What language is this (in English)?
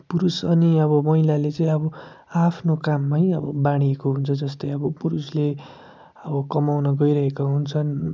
Nepali